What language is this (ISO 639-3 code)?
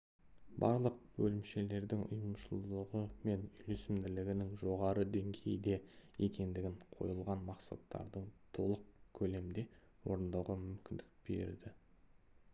kaz